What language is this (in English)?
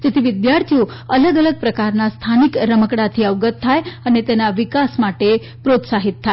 Gujarati